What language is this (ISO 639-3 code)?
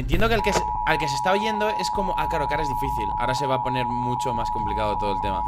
spa